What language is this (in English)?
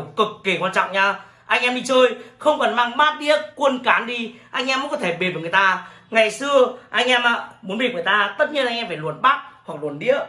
Vietnamese